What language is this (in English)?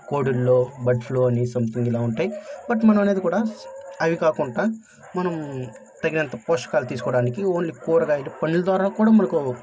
Telugu